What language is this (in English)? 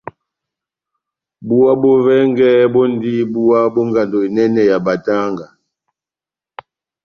Batanga